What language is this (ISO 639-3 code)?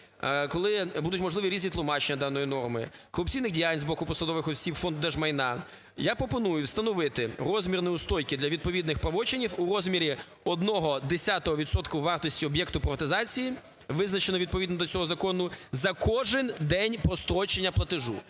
ukr